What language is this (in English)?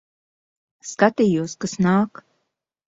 Latvian